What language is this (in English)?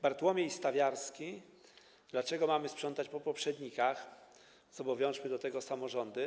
Polish